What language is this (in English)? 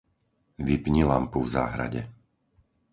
Slovak